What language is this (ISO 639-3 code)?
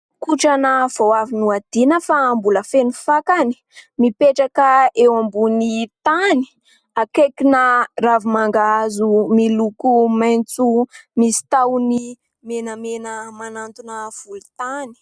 mlg